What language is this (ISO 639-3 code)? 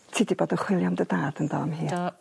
cym